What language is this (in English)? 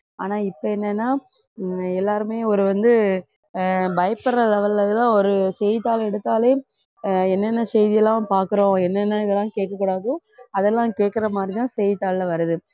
Tamil